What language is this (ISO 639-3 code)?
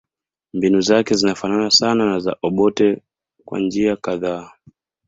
swa